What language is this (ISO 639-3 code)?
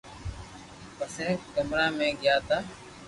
lrk